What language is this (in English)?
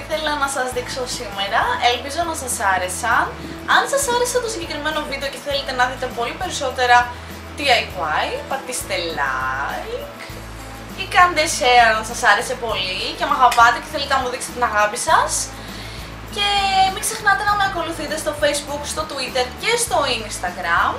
Greek